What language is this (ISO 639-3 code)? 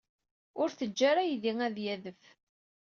kab